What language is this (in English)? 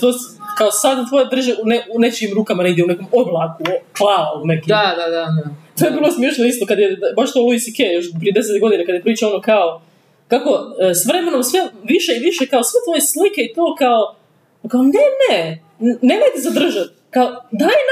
Croatian